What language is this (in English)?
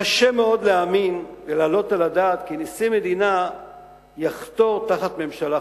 Hebrew